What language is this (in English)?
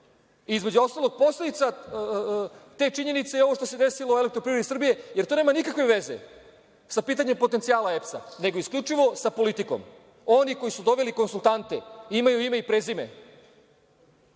Serbian